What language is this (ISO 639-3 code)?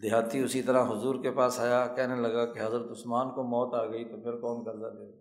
urd